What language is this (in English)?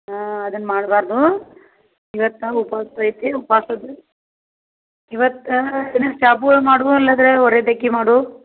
Kannada